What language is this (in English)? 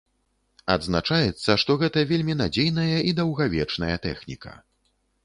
Belarusian